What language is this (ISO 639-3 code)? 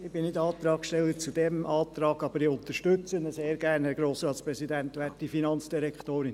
gsw